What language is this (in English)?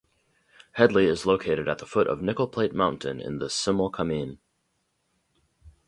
English